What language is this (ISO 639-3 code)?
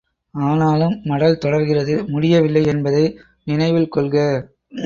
tam